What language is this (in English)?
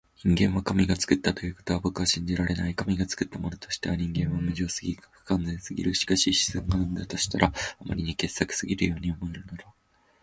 Japanese